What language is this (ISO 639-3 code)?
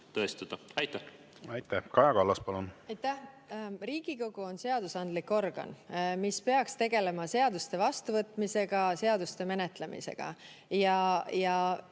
est